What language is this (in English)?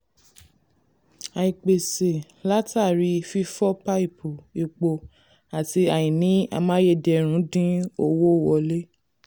Yoruba